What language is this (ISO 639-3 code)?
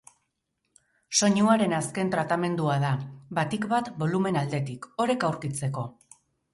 eus